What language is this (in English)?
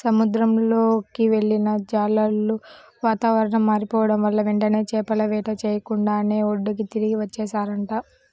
Telugu